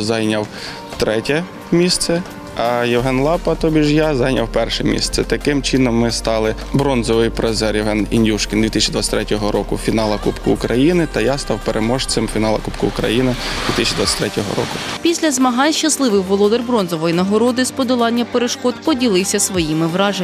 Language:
Ukrainian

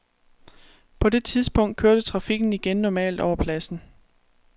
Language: Danish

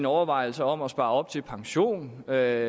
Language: Danish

